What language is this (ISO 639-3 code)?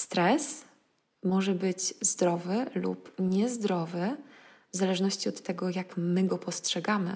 pol